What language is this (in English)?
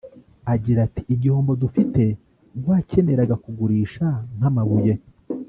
Kinyarwanda